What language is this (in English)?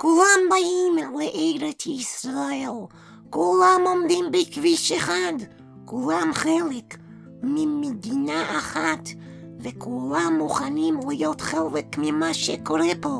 Hebrew